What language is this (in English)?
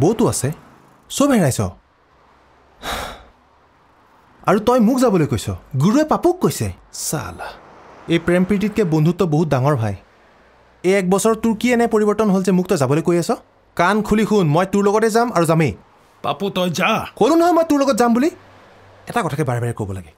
Hindi